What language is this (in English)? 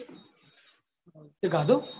Gujarati